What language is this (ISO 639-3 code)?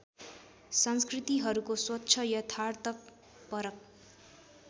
nep